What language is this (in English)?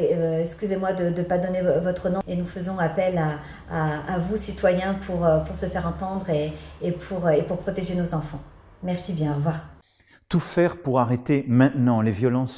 French